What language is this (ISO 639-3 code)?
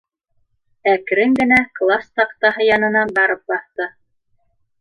bak